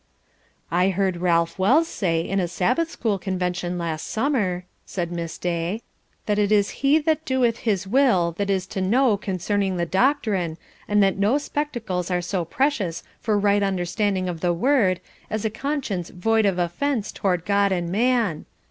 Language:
English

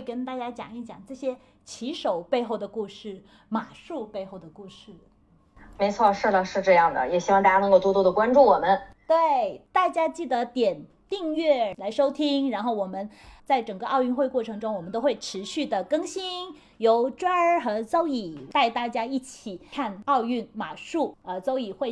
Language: Chinese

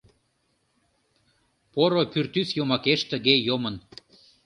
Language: Mari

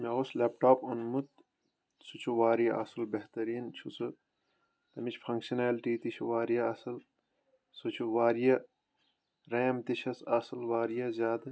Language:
Kashmiri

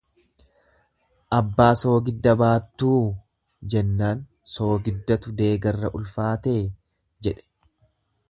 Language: Oromo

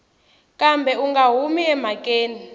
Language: Tsonga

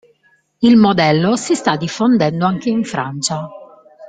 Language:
Italian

